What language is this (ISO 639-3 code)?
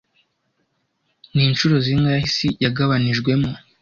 kin